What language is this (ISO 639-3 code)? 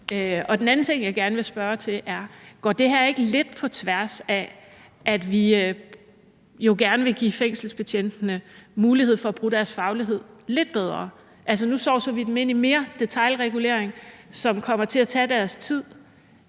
dan